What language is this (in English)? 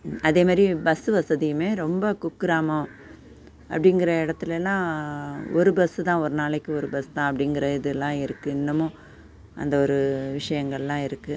Tamil